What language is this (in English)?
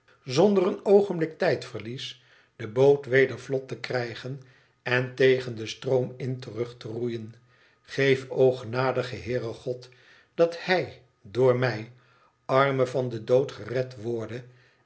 Dutch